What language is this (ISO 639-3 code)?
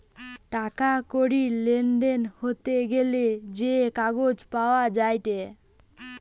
ben